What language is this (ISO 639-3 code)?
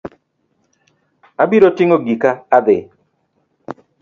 luo